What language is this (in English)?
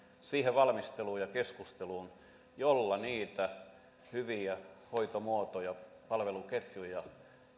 Finnish